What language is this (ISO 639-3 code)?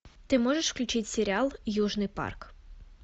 rus